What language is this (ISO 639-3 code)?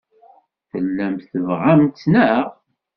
kab